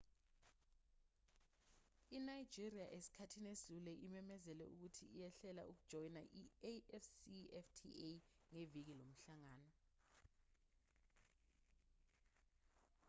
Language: Zulu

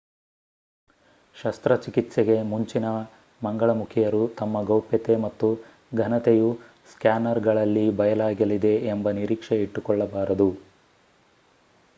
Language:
Kannada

